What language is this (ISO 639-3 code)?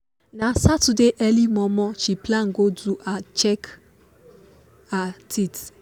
pcm